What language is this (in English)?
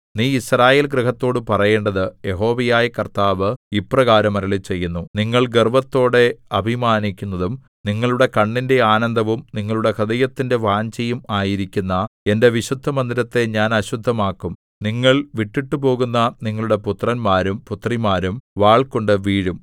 Malayalam